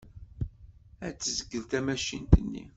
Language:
Kabyle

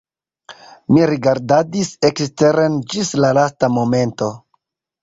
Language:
Esperanto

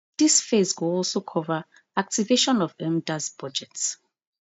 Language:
Nigerian Pidgin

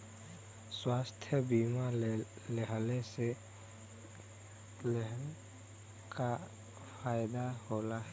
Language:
Bhojpuri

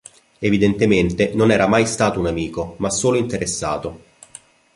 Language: Italian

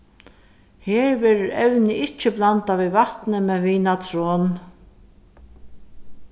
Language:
Faroese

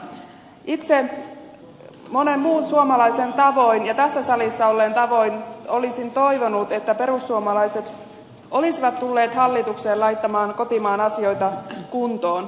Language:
Finnish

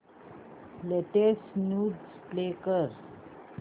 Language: Marathi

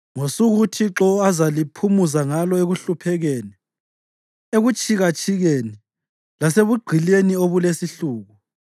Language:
North Ndebele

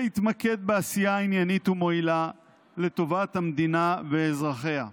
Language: Hebrew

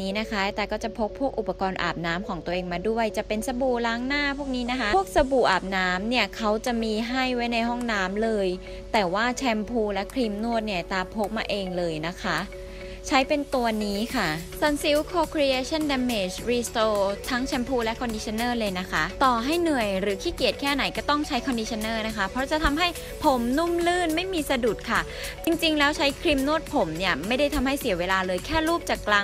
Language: Thai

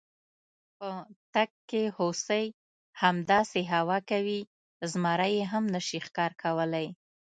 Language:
Pashto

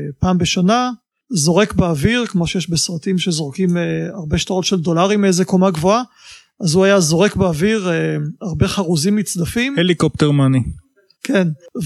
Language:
Hebrew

